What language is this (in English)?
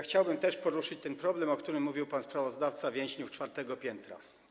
Polish